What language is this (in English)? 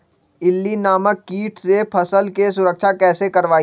Magahi